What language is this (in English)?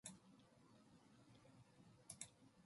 Korean